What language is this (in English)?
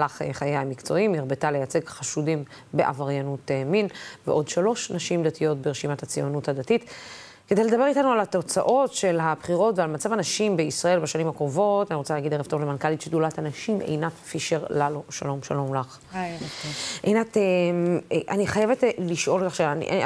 Hebrew